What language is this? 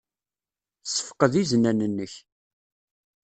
Kabyle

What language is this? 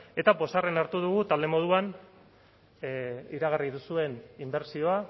Basque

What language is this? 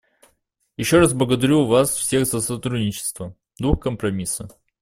Russian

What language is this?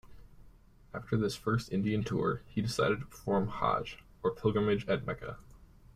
English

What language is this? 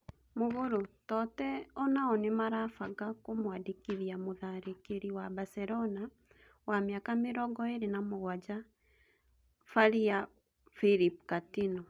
Kikuyu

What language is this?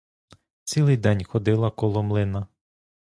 Ukrainian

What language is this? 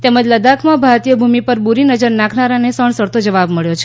Gujarati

